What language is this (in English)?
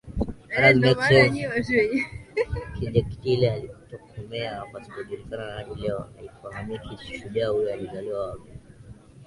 Swahili